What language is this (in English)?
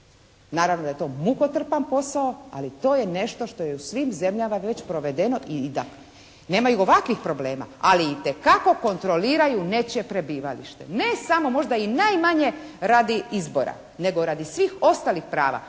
Croatian